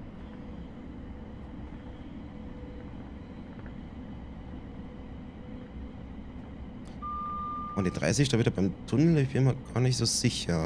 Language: German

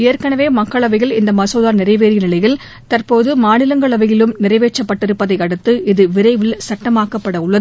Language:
Tamil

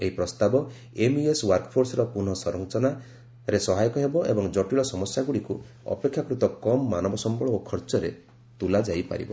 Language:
Odia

